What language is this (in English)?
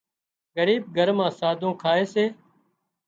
Wadiyara Koli